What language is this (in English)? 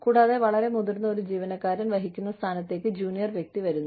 Malayalam